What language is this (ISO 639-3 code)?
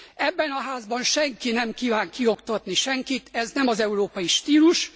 hun